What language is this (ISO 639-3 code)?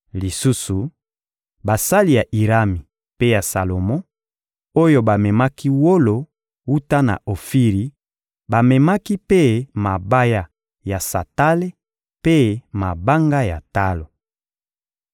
lin